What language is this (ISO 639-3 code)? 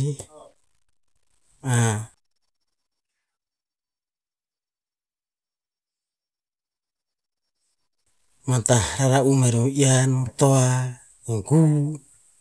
tpz